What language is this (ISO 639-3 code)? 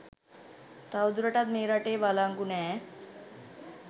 sin